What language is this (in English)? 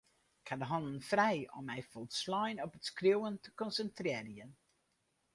Western Frisian